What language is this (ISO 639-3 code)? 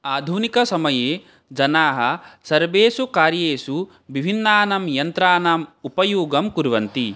san